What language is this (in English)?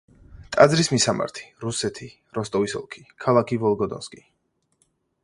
Georgian